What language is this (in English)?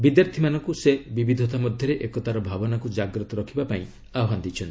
Odia